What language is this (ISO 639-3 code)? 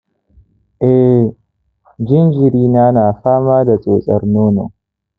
hau